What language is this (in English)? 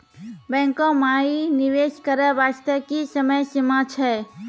Maithili